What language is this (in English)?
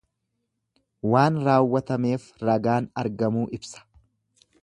Oromo